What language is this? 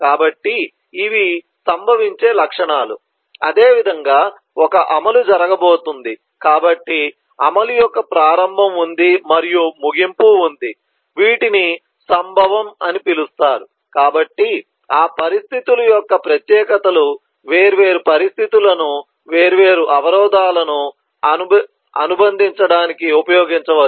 Telugu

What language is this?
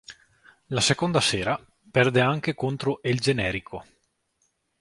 Italian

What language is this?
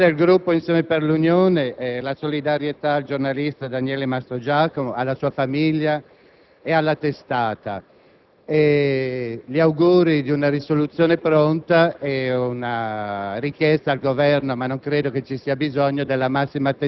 Italian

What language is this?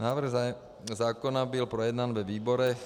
Czech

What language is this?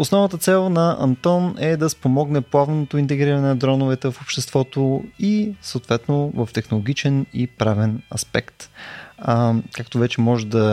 Bulgarian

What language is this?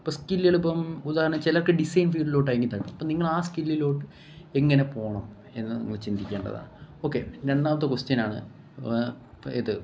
Malayalam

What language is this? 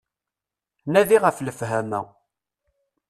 Kabyle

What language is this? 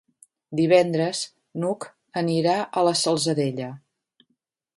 Catalan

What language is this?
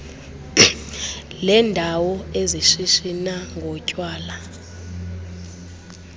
Xhosa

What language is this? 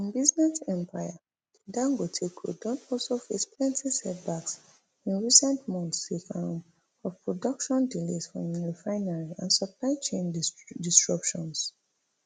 Nigerian Pidgin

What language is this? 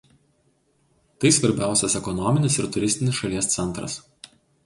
Lithuanian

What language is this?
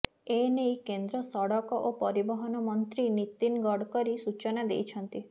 Odia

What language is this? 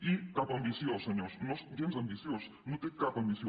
Catalan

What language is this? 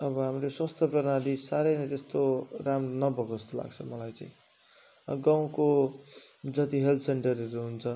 Nepali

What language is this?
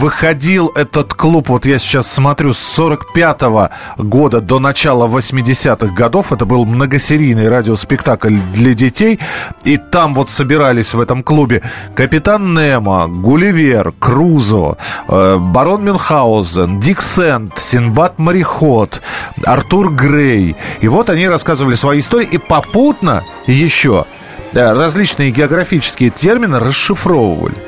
Russian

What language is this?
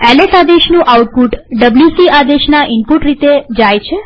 Gujarati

